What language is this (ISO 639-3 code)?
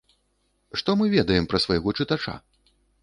bel